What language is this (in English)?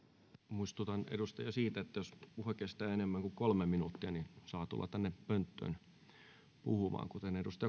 Finnish